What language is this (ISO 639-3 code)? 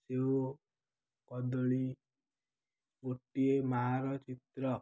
ori